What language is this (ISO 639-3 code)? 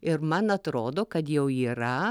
lit